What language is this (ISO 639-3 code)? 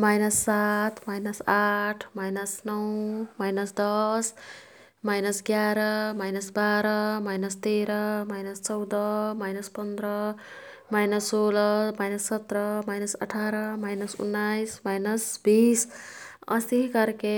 tkt